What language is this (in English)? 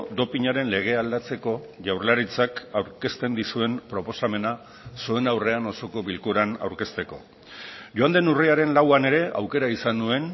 Basque